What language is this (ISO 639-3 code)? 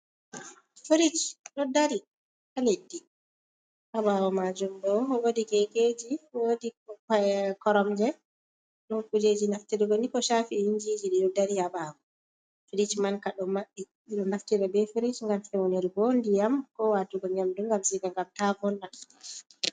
ful